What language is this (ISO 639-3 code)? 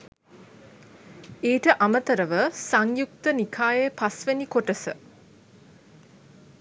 sin